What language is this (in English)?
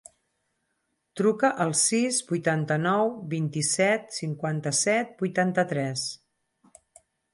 Catalan